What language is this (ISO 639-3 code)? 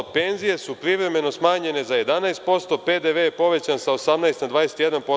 srp